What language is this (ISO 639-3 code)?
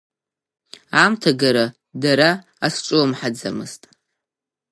abk